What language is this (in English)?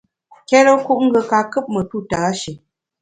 Bamun